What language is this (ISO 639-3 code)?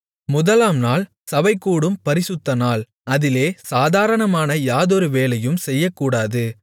tam